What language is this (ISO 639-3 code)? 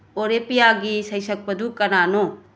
mni